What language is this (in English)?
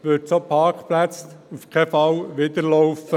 Swiss German